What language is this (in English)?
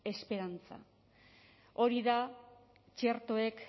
Basque